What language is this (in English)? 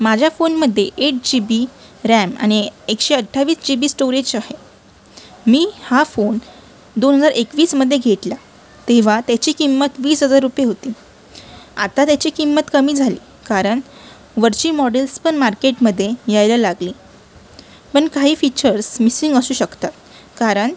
Marathi